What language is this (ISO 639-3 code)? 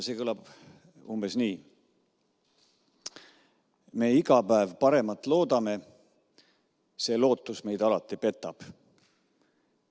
est